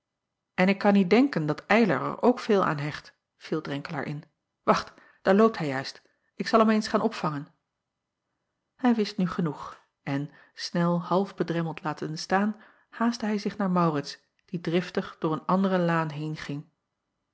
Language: Dutch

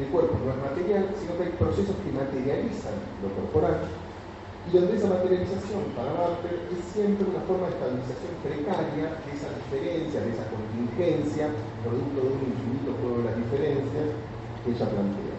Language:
Spanish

